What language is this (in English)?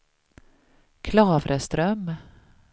Swedish